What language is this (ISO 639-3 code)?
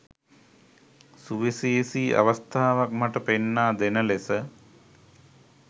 sin